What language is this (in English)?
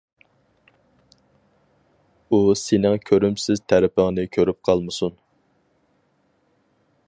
Uyghur